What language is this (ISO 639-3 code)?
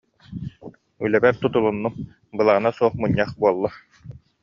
sah